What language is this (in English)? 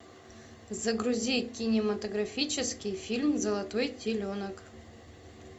Russian